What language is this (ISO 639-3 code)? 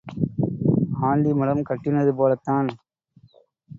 tam